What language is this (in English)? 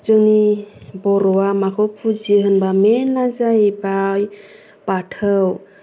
Bodo